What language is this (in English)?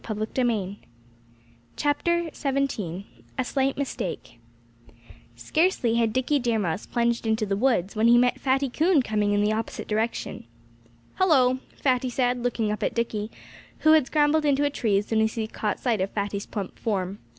English